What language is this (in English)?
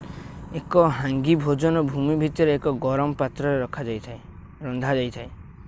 Odia